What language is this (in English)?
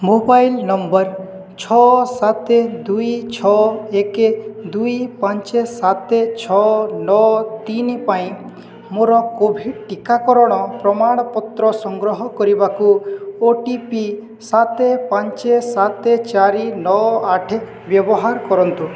Odia